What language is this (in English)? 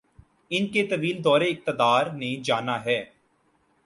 Urdu